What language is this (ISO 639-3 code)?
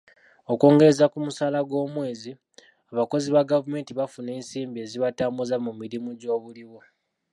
lug